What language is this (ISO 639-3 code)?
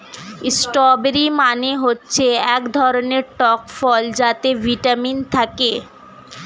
ben